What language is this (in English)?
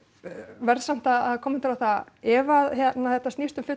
Icelandic